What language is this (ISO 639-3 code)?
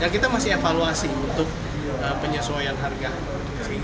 ind